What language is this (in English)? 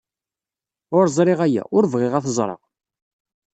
Kabyle